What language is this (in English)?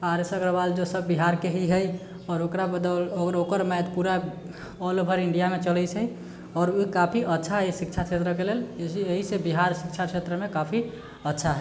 Maithili